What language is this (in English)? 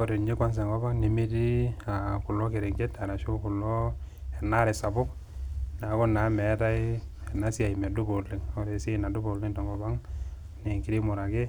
Masai